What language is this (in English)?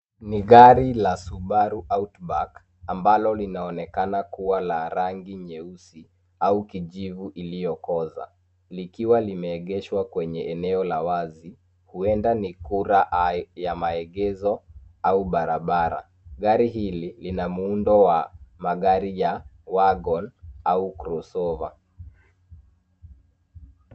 Swahili